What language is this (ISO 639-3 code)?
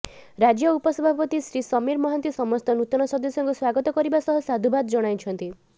ori